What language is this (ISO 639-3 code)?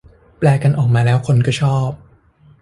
tha